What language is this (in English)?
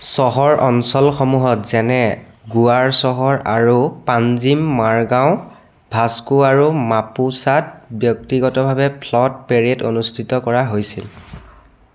Assamese